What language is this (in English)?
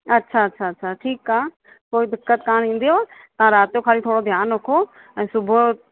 Sindhi